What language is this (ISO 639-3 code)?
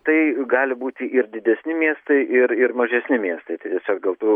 lit